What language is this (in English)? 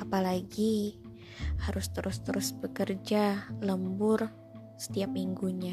Indonesian